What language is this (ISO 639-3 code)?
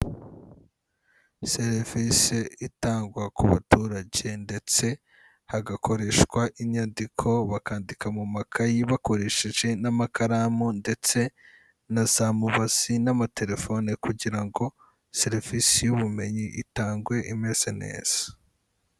kin